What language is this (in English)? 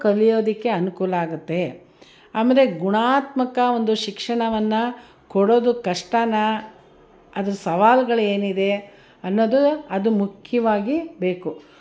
Kannada